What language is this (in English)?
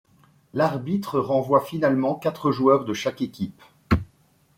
French